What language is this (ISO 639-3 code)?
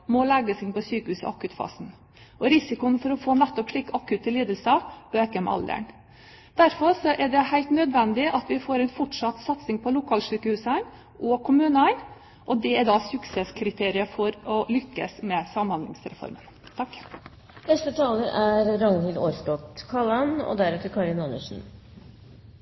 nor